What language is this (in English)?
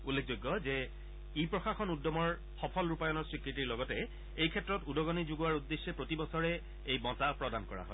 Assamese